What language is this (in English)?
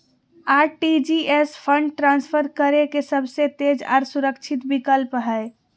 Magahi